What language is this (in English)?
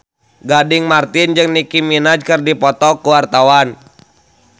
Sundanese